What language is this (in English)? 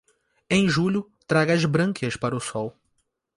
Portuguese